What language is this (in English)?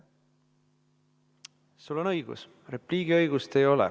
Estonian